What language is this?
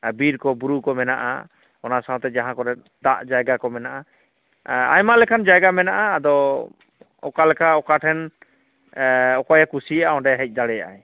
Santali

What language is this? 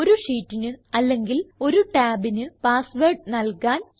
Malayalam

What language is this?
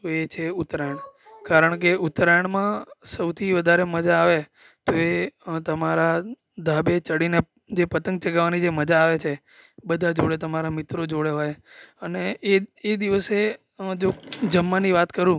Gujarati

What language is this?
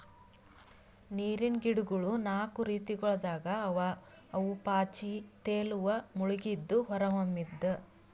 Kannada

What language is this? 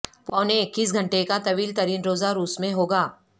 Urdu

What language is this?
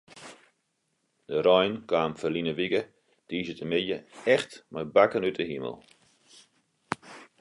Western Frisian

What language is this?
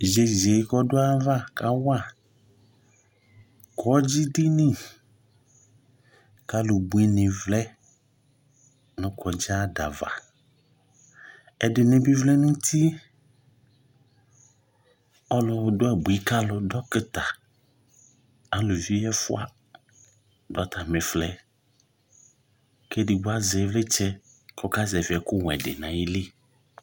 Ikposo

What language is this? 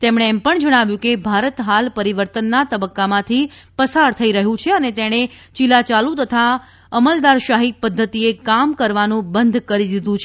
Gujarati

